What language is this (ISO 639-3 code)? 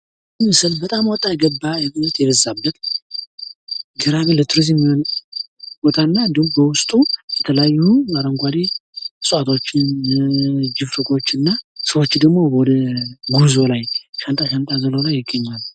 amh